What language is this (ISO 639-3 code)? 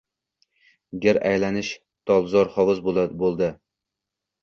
uzb